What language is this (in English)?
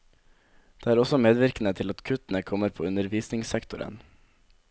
Norwegian